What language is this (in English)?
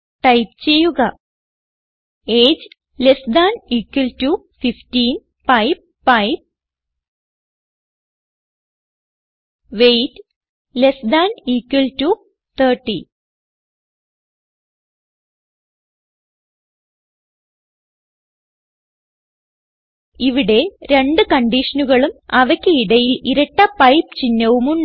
Malayalam